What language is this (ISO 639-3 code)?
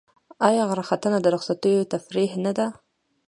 pus